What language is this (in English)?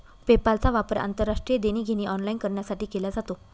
Marathi